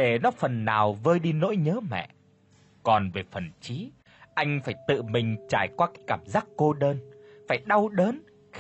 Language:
Vietnamese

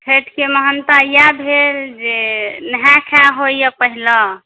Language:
Maithili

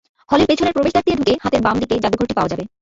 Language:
Bangla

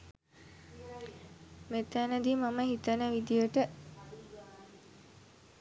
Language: Sinhala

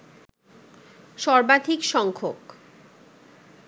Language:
Bangla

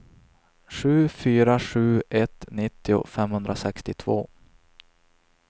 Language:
Swedish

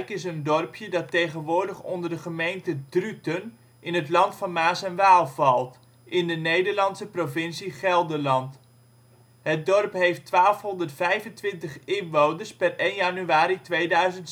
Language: Dutch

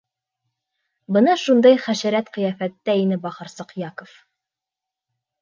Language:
Bashkir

